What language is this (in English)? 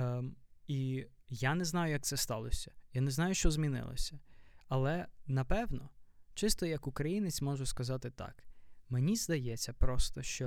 Ukrainian